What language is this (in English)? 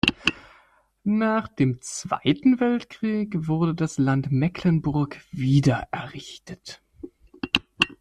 German